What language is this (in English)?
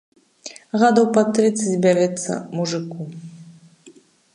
Belarusian